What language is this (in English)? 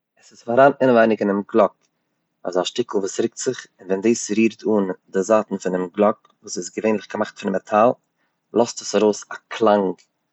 Yiddish